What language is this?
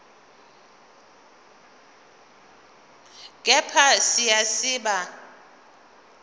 Zulu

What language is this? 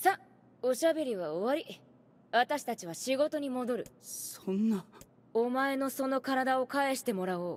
Japanese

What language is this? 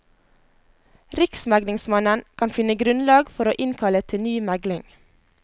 Norwegian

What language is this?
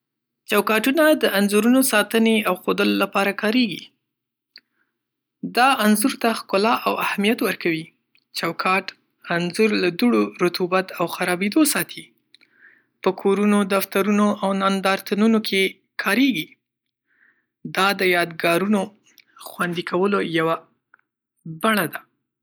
Pashto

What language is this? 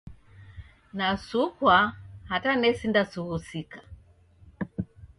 Taita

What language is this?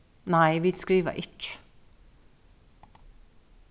Faroese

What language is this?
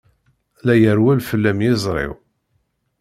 Kabyle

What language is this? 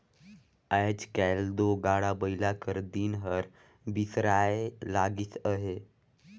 Chhattisgarhi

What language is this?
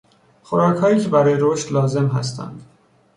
Persian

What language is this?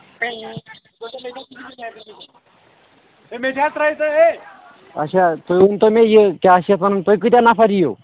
Kashmiri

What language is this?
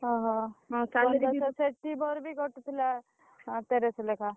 Odia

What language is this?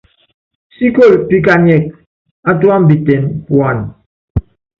Yangben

